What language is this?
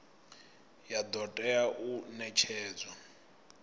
Venda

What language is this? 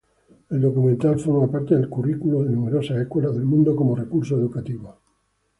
Spanish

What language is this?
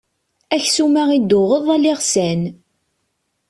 Kabyle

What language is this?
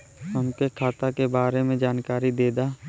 Bhojpuri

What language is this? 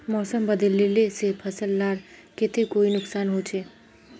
Magahi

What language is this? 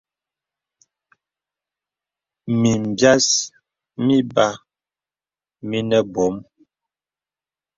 Bebele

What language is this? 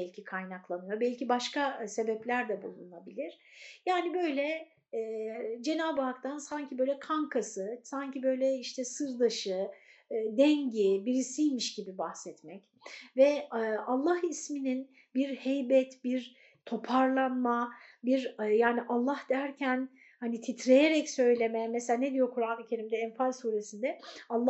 Turkish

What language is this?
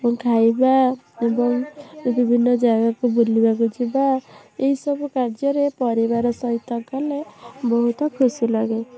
Odia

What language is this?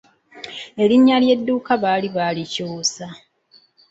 Ganda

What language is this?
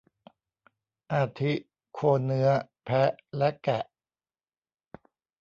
Thai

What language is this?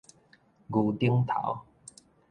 Min Nan Chinese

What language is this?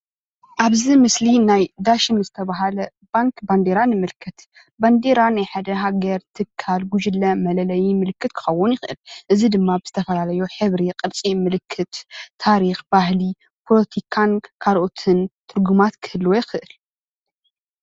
Tigrinya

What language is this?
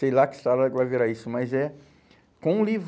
Portuguese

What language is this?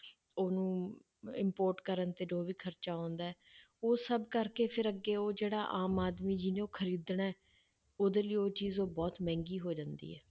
Punjabi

